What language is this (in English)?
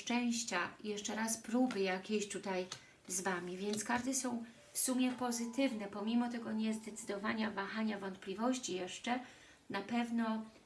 Polish